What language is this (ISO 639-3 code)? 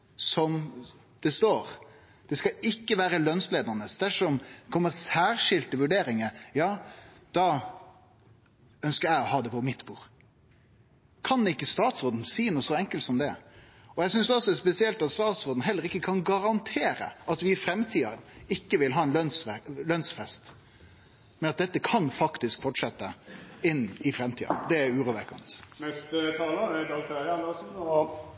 nno